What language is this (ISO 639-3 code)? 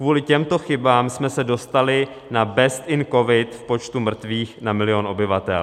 ces